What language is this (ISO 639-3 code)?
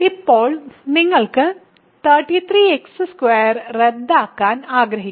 mal